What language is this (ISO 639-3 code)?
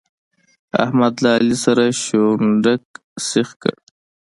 pus